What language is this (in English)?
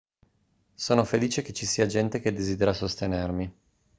Italian